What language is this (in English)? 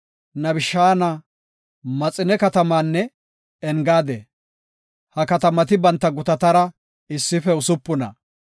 Gofa